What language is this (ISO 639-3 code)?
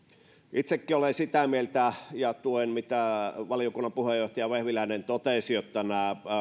fin